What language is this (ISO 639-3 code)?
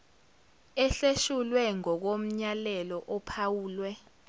zul